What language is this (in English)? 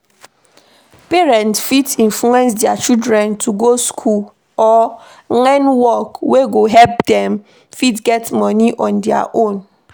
Nigerian Pidgin